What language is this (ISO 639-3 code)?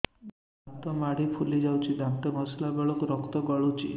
ori